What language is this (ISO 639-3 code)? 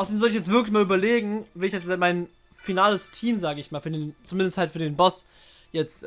deu